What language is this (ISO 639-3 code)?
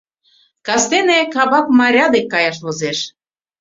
chm